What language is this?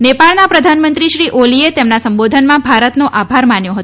Gujarati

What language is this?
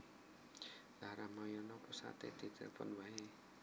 Javanese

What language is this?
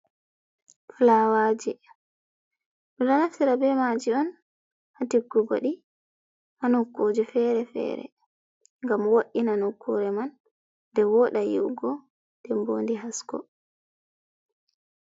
Fula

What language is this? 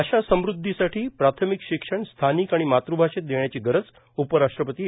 Marathi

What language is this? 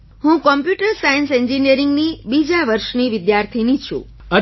Gujarati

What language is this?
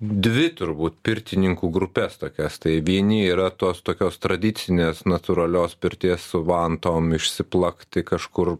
Lithuanian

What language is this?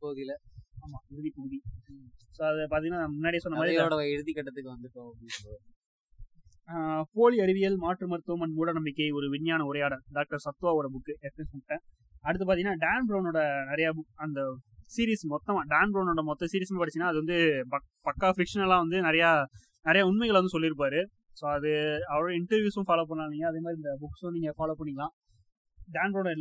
Tamil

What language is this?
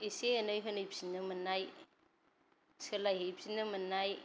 Bodo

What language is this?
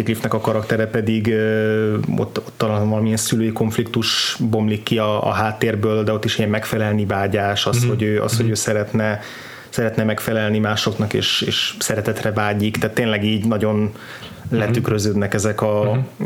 Hungarian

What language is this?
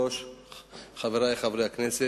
Hebrew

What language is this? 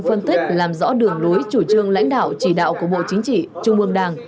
Vietnamese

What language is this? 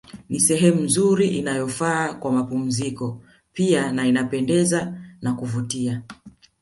Swahili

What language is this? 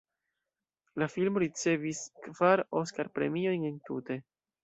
Esperanto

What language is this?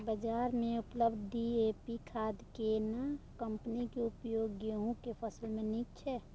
Maithili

